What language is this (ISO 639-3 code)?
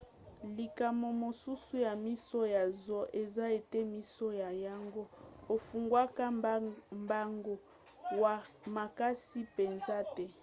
lin